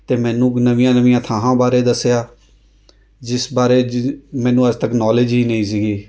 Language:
Punjabi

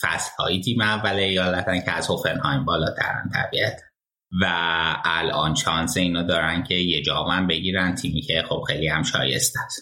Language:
Persian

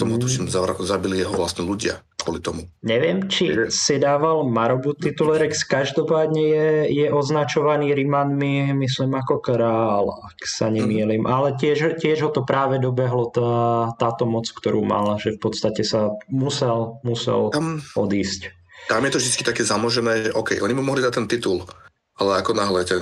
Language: Slovak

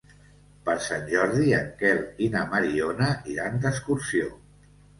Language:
Catalan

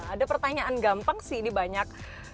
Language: Indonesian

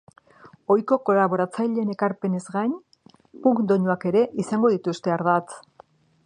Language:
Basque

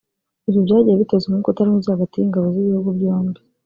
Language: Kinyarwanda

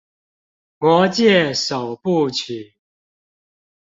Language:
Chinese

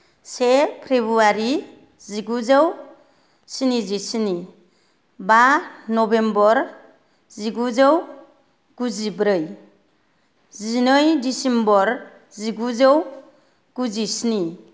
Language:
Bodo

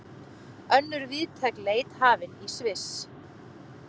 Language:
Icelandic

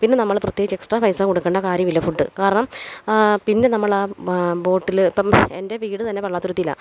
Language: Malayalam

